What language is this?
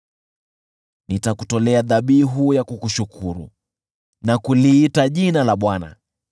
Swahili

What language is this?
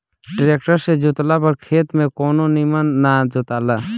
Bhojpuri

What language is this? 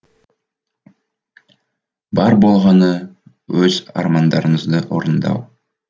Kazakh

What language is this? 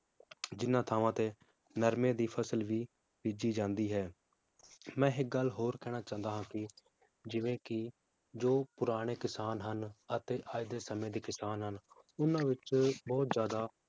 Punjabi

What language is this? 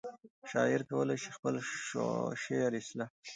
Pashto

